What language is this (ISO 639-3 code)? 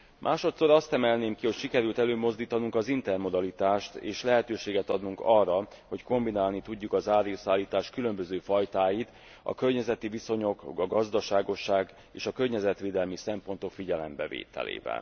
hun